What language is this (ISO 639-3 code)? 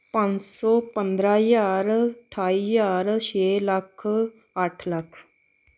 pan